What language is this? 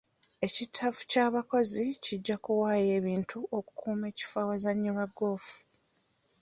Ganda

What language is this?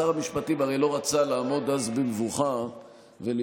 Hebrew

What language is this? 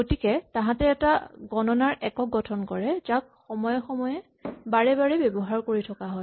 Assamese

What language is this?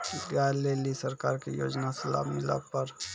Maithili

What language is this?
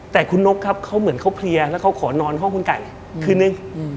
Thai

